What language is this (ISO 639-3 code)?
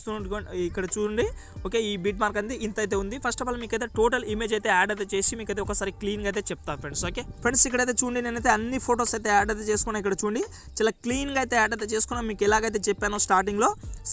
eng